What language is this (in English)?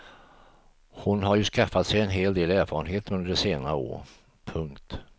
Swedish